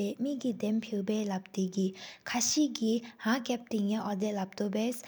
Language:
Sikkimese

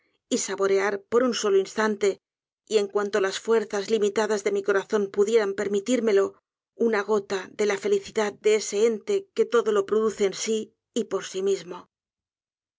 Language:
Spanish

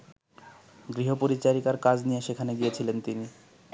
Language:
Bangla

